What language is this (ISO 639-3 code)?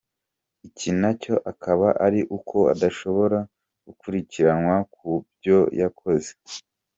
kin